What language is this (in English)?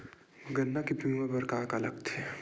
Chhattisgarhi